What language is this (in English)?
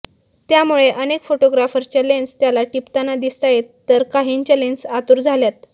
Marathi